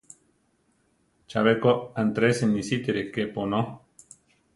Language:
Central Tarahumara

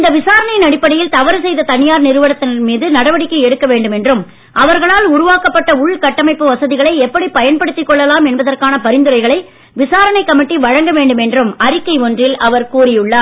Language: Tamil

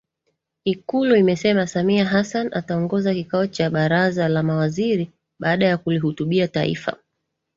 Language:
Swahili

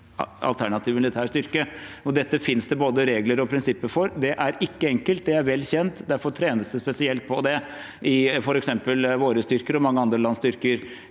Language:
Norwegian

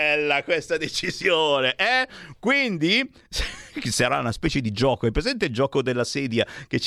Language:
Italian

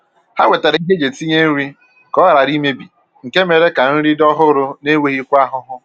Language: Igbo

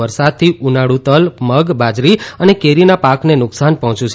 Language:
Gujarati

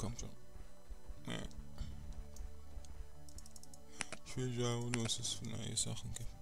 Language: German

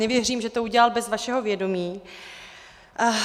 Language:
Czech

